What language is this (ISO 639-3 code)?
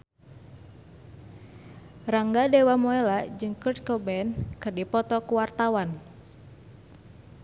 sun